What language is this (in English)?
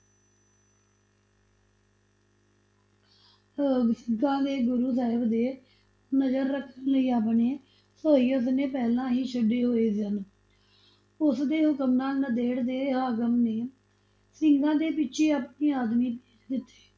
Punjabi